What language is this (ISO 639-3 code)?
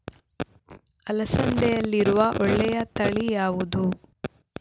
kan